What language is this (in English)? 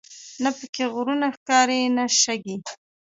Pashto